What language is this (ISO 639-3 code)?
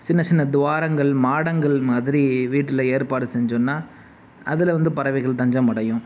tam